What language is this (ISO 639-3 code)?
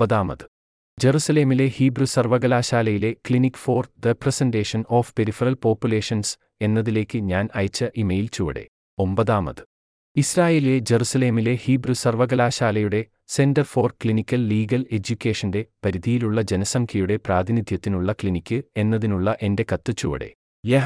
mal